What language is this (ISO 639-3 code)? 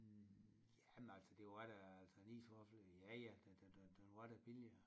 dan